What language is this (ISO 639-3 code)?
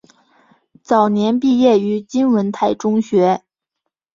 zho